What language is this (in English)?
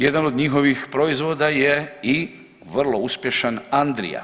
Croatian